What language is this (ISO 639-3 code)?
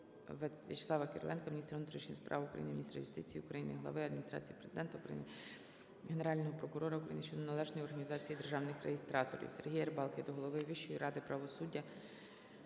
ukr